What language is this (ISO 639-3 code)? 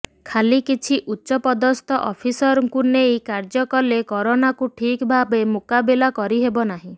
ori